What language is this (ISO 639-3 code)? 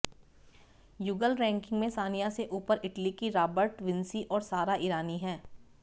hin